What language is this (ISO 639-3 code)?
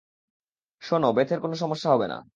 ben